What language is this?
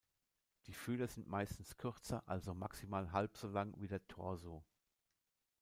German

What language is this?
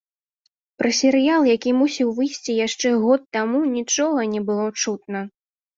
Belarusian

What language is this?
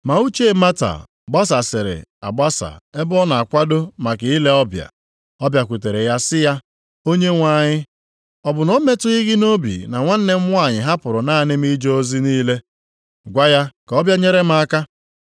Igbo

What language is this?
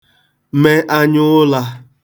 Igbo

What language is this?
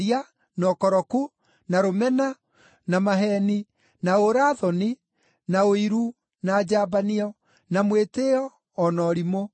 Kikuyu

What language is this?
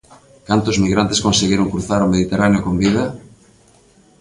Galician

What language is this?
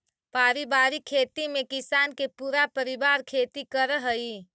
Magahi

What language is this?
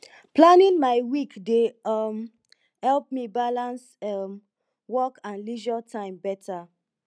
Nigerian Pidgin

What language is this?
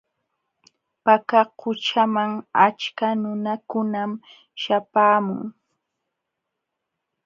Jauja Wanca Quechua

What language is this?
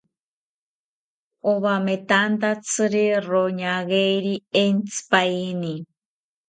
South Ucayali Ashéninka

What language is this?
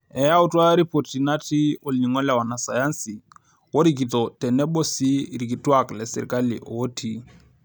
Masai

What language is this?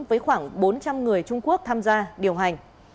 Vietnamese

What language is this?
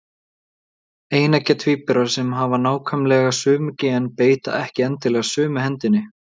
Icelandic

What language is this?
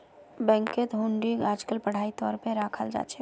Magahi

